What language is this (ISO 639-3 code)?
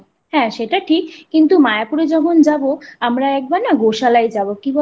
ben